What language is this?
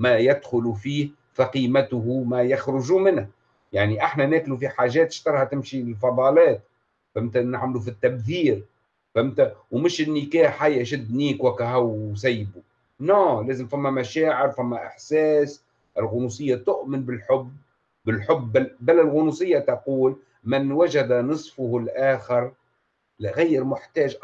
Arabic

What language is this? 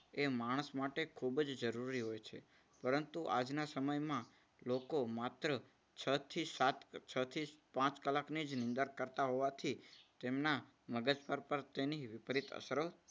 Gujarati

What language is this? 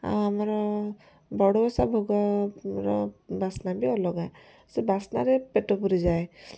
Odia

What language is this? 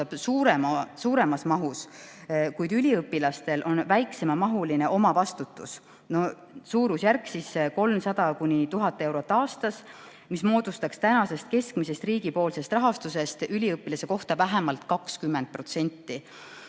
Estonian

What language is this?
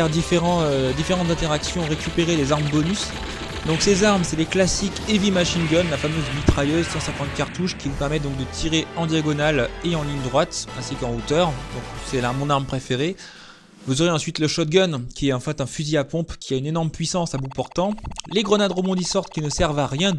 French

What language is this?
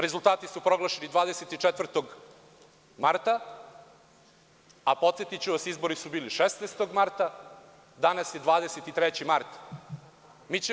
Serbian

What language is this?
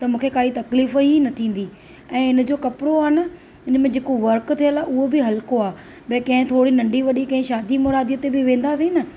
Sindhi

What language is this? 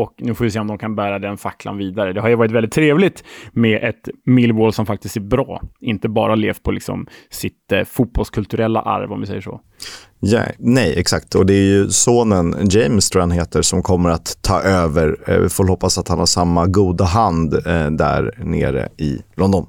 Swedish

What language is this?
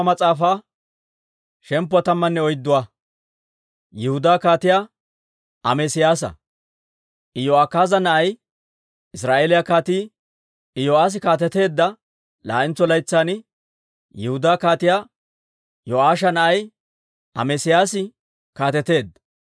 Dawro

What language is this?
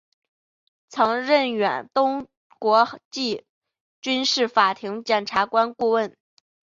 Chinese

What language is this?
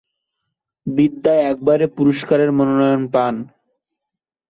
Bangla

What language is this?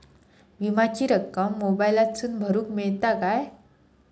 Marathi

